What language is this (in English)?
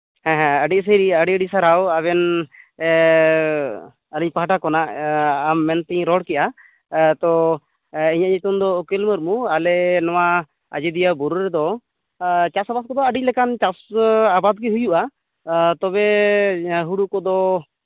Santali